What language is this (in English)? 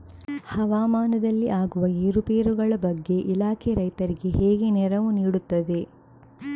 Kannada